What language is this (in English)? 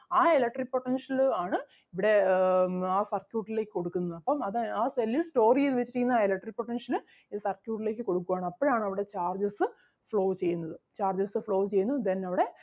Malayalam